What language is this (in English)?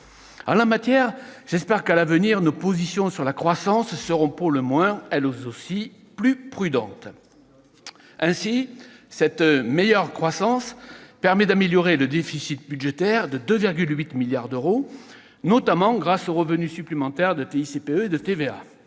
French